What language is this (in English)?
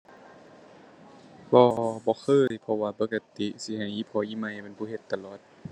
Thai